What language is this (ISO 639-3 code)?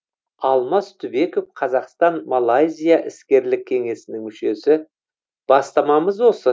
kaz